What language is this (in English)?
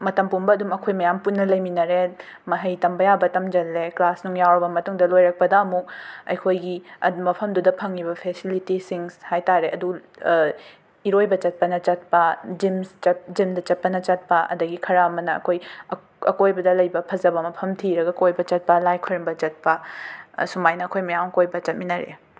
Manipuri